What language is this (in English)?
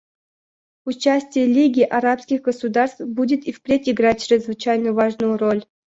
Russian